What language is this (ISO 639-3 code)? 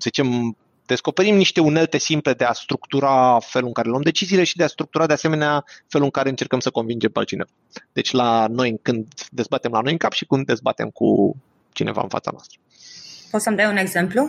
ron